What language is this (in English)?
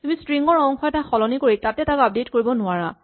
Assamese